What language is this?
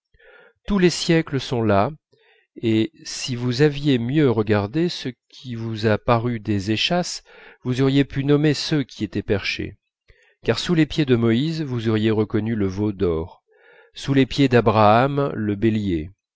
French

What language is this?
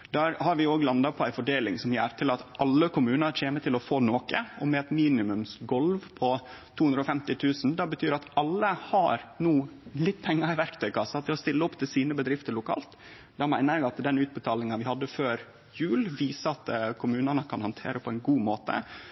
Norwegian Nynorsk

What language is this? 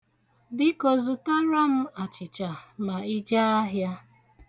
Igbo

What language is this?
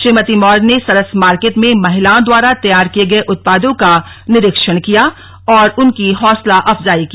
Hindi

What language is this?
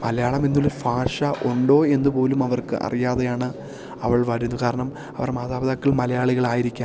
Malayalam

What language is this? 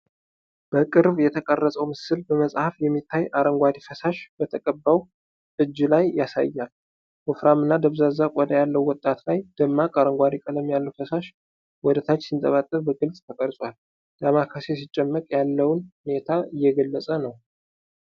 Amharic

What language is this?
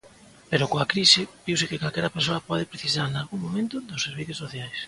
Galician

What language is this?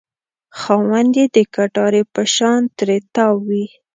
Pashto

